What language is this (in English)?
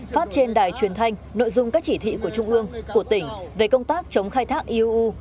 Vietnamese